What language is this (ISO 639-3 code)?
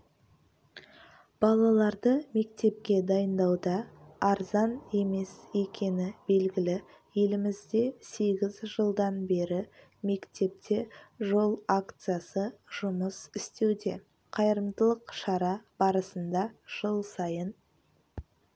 kaz